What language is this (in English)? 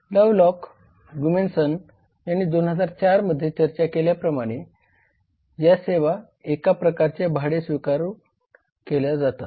Marathi